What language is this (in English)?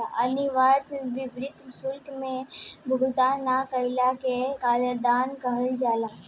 Bhojpuri